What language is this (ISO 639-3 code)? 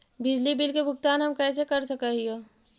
mag